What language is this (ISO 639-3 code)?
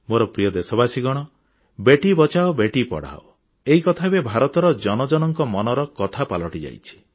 ori